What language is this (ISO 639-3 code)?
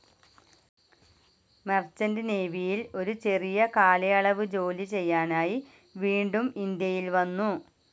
mal